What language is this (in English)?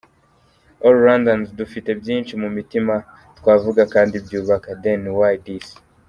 Kinyarwanda